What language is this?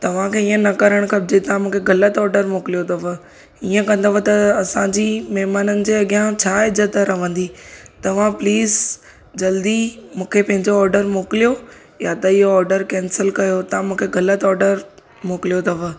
Sindhi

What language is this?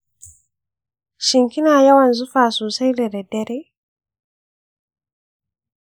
Hausa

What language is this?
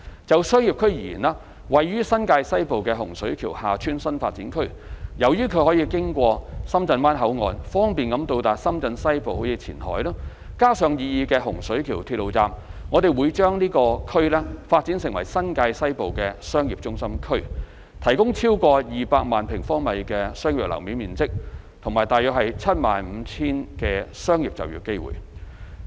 Cantonese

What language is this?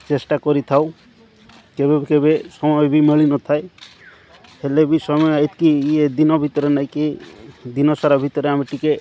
Odia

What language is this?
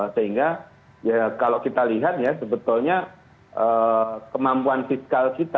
Indonesian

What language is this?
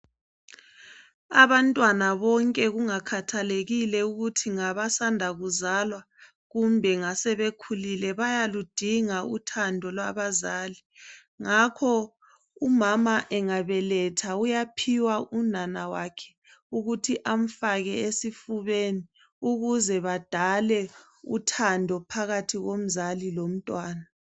North Ndebele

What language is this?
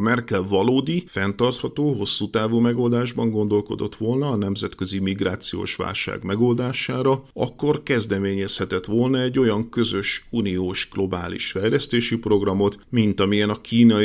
Hungarian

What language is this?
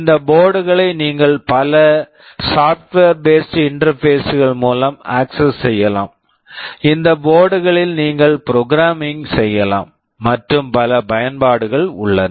Tamil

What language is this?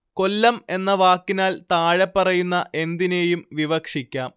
Malayalam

